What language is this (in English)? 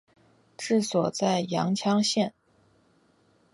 Chinese